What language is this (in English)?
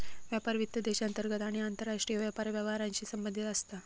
Marathi